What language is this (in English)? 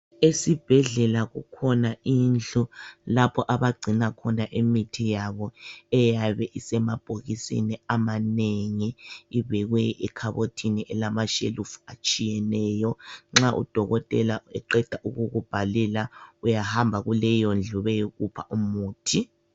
North Ndebele